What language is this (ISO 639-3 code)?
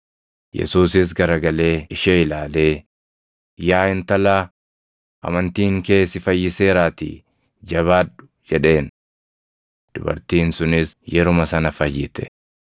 orm